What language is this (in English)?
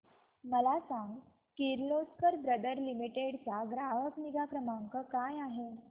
Marathi